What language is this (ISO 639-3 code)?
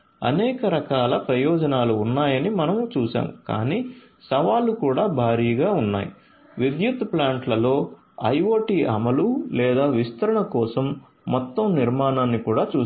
tel